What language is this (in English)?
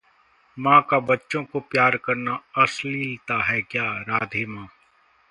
Hindi